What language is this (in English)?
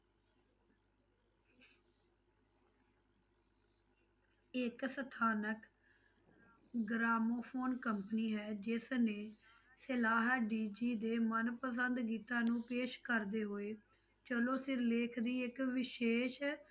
Punjabi